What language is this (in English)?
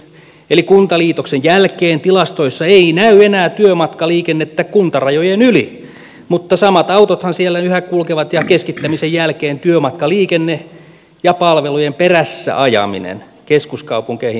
Finnish